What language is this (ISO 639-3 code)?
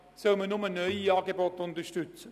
gsw